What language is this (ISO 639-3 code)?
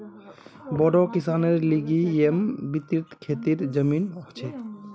mag